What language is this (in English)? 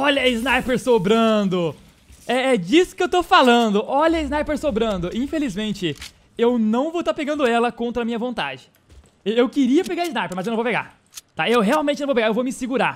Portuguese